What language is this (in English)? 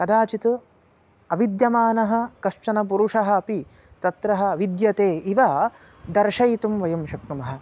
Sanskrit